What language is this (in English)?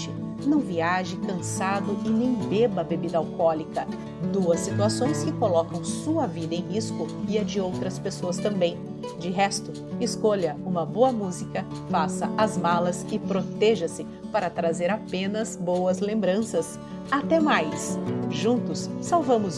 Portuguese